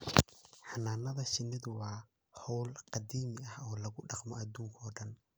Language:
Somali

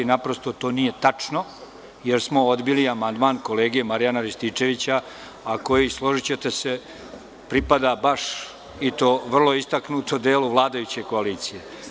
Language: Serbian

